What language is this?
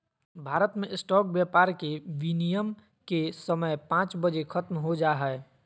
Magahi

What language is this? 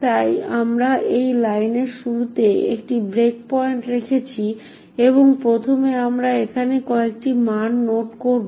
Bangla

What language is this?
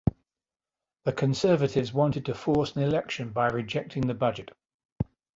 English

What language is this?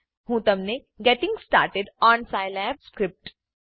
Gujarati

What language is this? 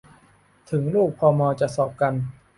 Thai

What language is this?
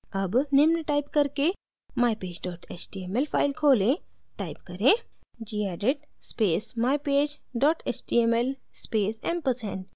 Hindi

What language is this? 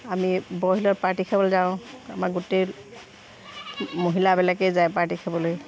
Assamese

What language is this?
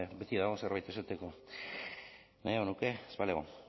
Basque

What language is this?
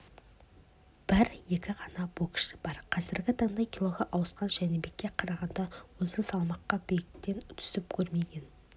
Kazakh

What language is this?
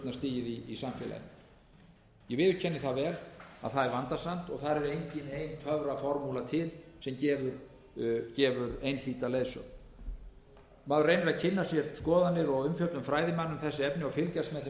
Icelandic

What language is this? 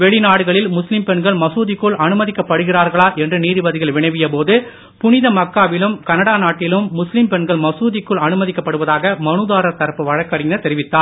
Tamil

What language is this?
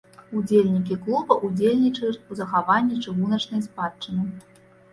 Belarusian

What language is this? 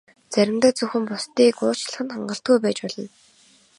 Mongolian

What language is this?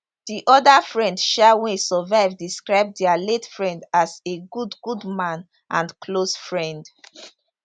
Nigerian Pidgin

